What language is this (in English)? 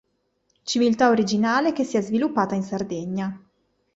Italian